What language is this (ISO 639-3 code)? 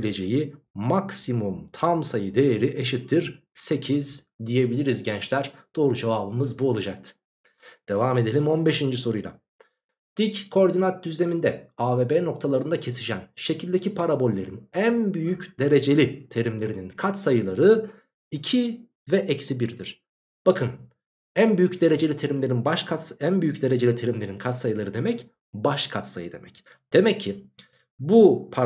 tur